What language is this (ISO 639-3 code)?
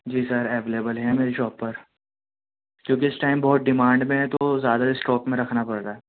urd